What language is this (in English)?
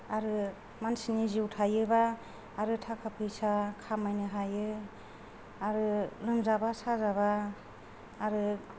Bodo